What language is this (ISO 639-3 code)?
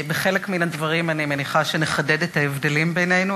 heb